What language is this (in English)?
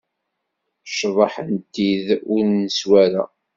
Kabyle